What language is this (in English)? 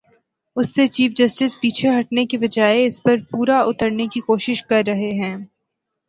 Urdu